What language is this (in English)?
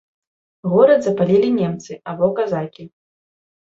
Belarusian